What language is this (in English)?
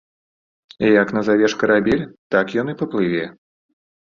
Belarusian